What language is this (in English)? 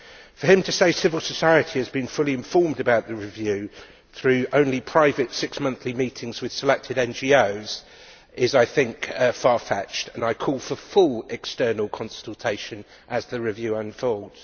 English